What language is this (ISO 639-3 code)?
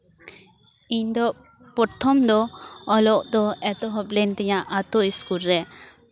sat